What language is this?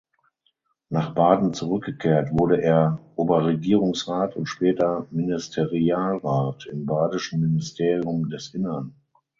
German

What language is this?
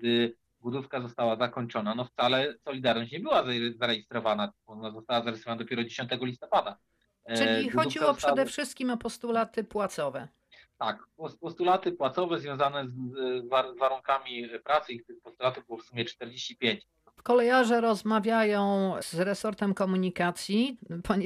Polish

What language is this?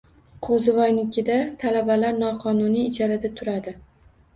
Uzbek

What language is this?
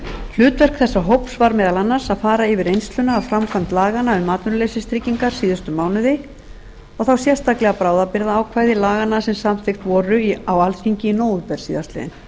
Icelandic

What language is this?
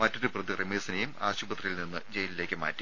Malayalam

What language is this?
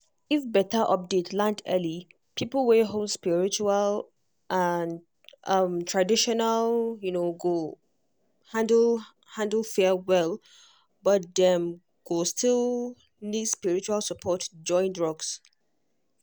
Nigerian Pidgin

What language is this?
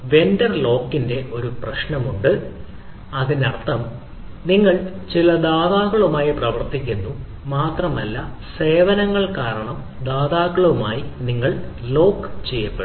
Malayalam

